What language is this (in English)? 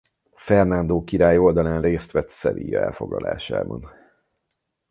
Hungarian